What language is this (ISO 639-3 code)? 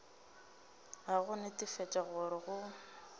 nso